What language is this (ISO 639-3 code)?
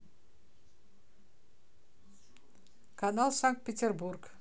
rus